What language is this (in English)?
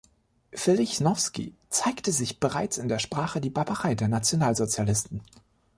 German